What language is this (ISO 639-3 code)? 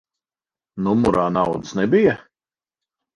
lav